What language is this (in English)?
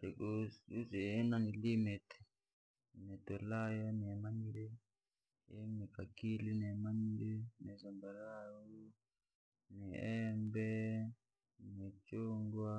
Langi